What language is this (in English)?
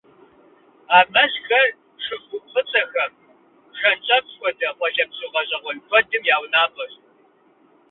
Kabardian